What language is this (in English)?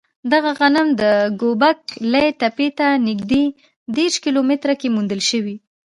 Pashto